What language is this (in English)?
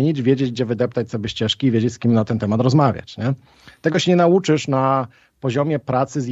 Polish